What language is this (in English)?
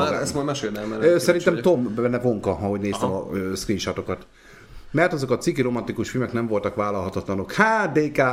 Hungarian